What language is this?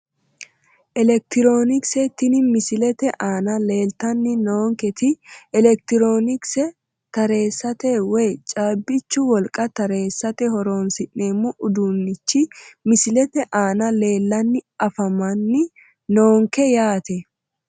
Sidamo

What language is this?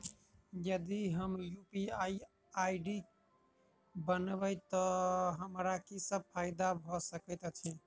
Maithili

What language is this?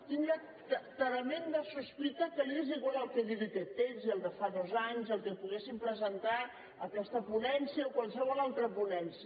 Catalan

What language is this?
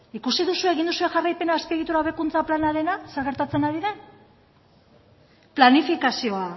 Basque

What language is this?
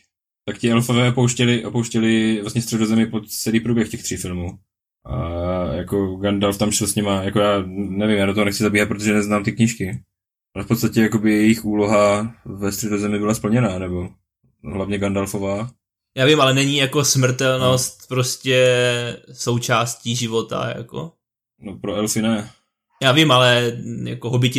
Czech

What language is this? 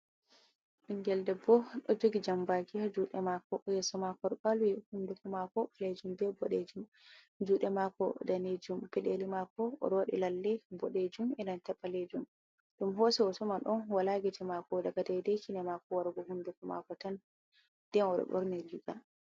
Fula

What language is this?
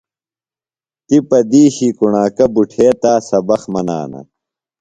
Phalura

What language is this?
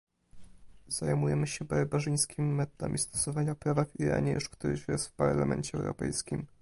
Polish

